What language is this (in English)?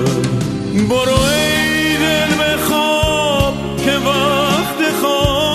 Persian